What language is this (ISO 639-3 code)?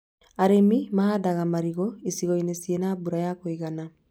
kik